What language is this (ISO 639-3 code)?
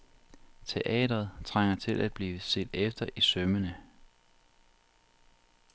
dan